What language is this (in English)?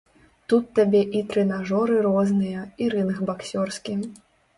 Belarusian